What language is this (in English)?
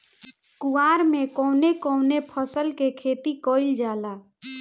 Bhojpuri